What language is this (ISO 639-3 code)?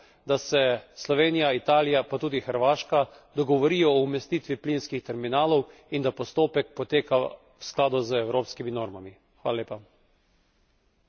slv